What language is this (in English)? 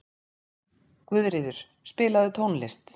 Icelandic